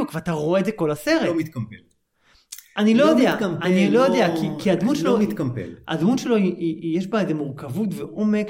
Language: Hebrew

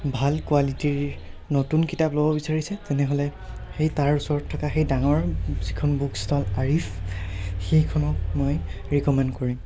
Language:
Assamese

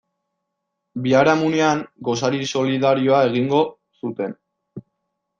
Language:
Basque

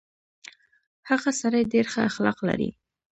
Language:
Pashto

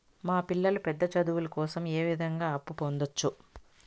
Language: Telugu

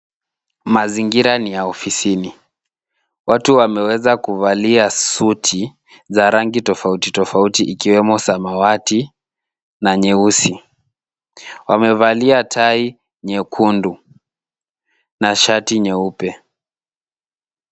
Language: Swahili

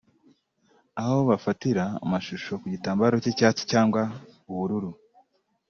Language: Kinyarwanda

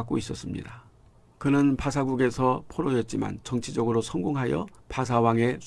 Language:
Korean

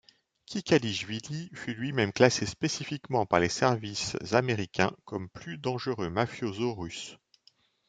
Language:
French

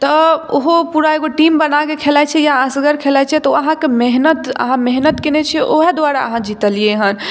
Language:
Maithili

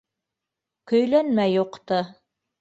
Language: Bashkir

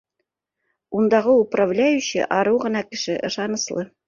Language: Bashkir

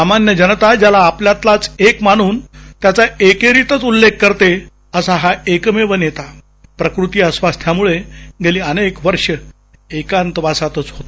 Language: Marathi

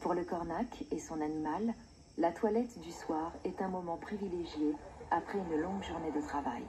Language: French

